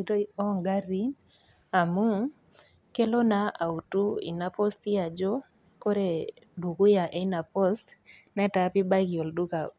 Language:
Masai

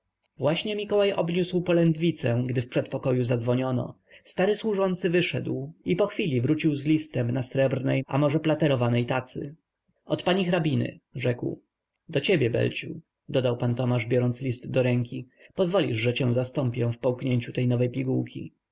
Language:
Polish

